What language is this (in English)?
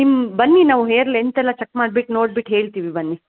Kannada